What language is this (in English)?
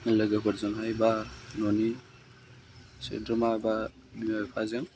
Bodo